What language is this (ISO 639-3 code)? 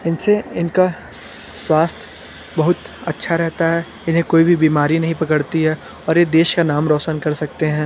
hin